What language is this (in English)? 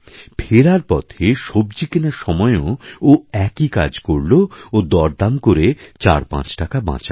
Bangla